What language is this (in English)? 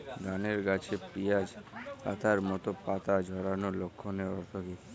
Bangla